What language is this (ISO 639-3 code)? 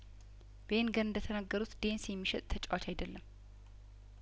amh